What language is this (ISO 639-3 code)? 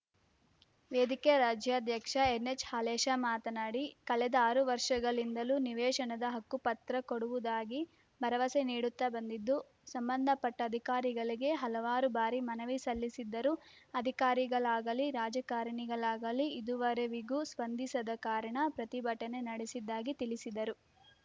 kan